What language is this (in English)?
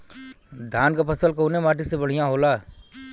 Bhojpuri